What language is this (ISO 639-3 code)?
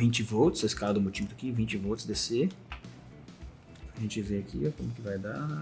por